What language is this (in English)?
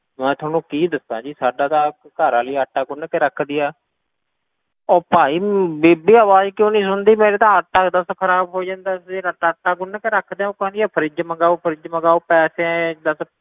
Punjabi